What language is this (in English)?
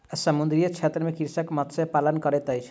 Maithili